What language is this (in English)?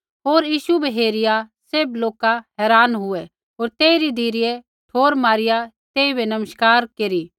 Kullu Pahari